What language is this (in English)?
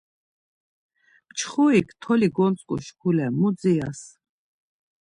Laz